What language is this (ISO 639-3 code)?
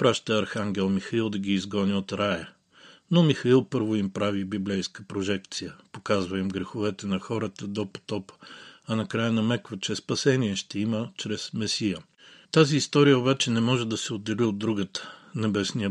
bul